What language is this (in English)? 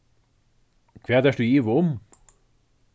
Faroese